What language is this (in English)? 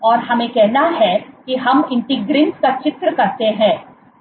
Hindi